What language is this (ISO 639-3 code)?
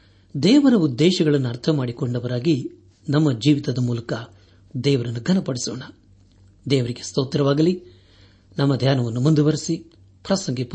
kan